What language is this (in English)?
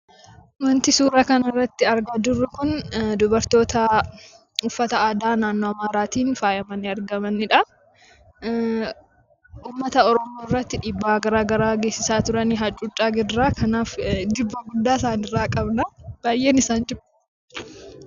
Oromo